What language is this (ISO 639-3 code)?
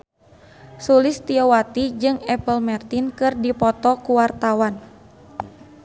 sun